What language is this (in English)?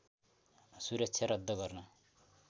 Nepali